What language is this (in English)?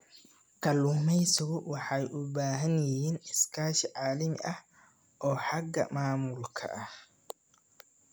Somali